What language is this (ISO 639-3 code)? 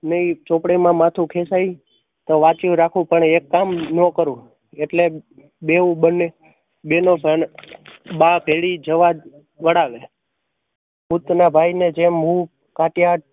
guj